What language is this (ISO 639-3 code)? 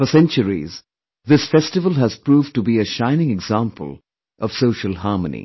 eng